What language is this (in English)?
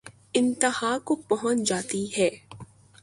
Urdu